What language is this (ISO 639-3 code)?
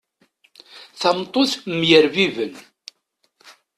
kab